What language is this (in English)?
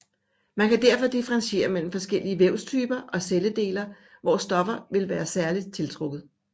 Danish